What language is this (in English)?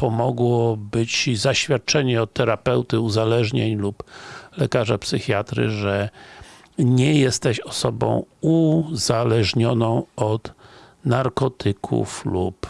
Polish